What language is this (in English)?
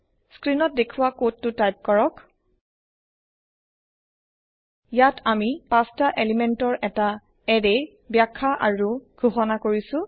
Assamese